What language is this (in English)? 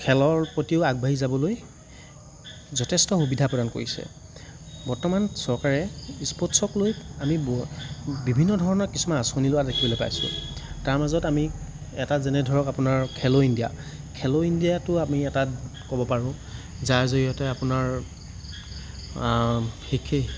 Assamese